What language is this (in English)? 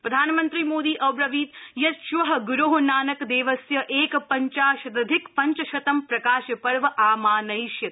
Sanskrit